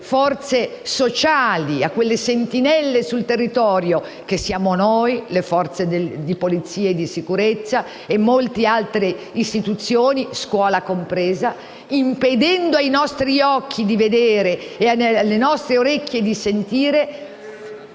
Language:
Italian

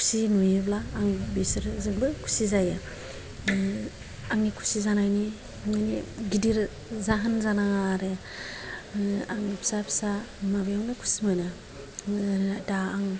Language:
Bodo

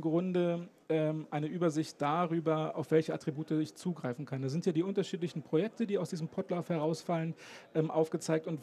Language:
German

